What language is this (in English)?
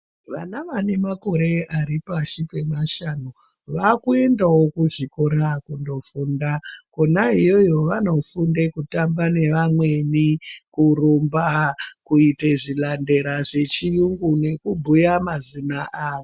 Ndau